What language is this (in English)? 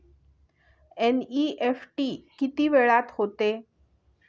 Marathi